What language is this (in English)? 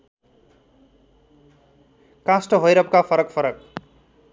Nepali